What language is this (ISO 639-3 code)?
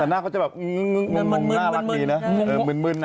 tha